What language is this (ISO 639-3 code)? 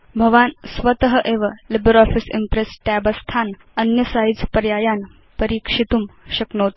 san